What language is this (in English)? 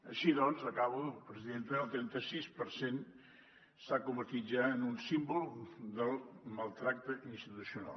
Catalan